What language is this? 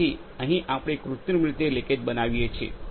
Gujarati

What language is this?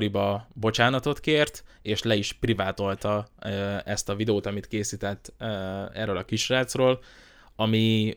Hungarian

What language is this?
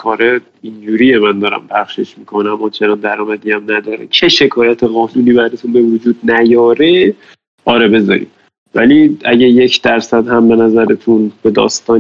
Persian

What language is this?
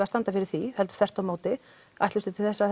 Icelandic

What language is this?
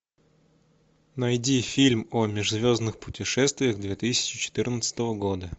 Russian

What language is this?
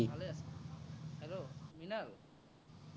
Assamese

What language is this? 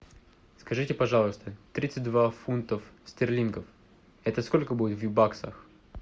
Russian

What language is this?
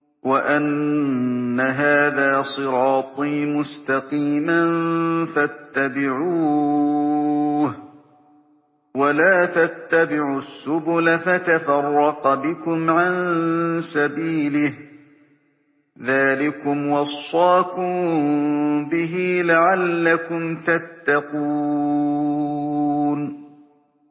Arabic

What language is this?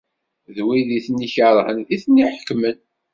Kabyle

